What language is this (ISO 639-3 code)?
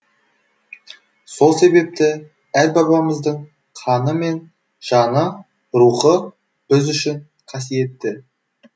kaz